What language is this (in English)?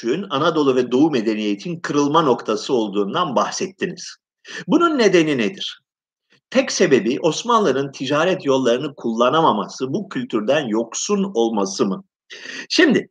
Turkish